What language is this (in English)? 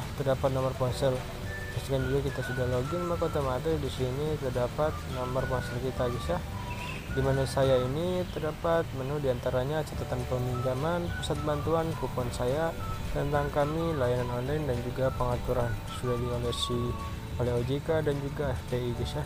Indonesian